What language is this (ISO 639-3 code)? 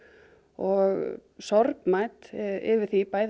isl